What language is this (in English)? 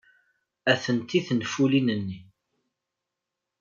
Kabyle